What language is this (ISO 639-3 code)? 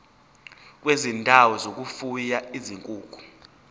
zul